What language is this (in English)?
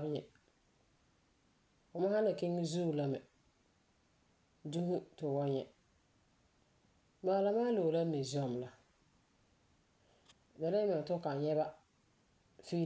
Frafra